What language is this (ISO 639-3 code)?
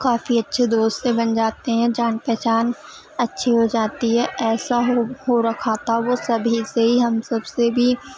urd